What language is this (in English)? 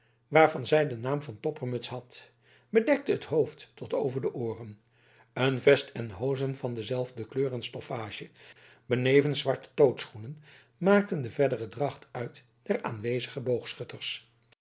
Dutch